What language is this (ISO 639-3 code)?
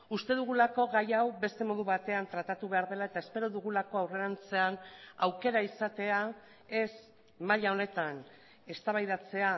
eus